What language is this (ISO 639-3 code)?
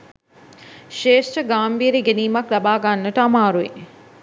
sin